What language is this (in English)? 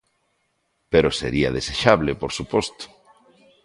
Galician